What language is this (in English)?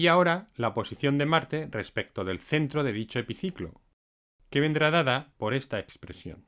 Spanish